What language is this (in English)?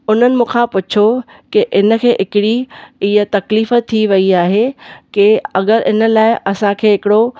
Sindhi